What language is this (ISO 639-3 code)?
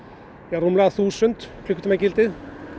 isl